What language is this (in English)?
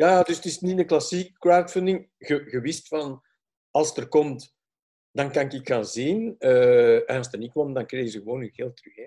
Dutch